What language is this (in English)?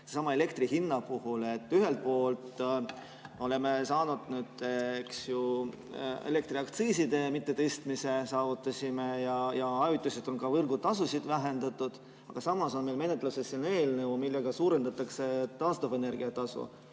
Estonian